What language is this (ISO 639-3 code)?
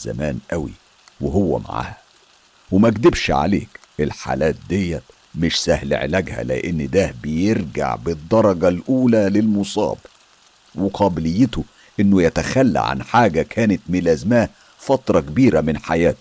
ara